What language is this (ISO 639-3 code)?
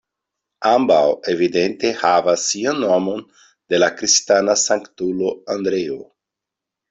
epo